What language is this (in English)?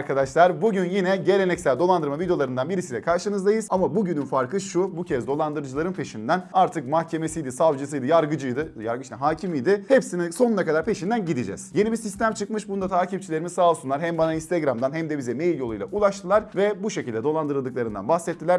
Turkish